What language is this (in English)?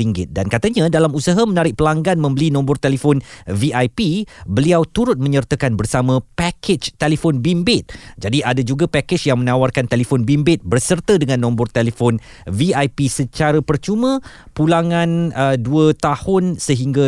Malay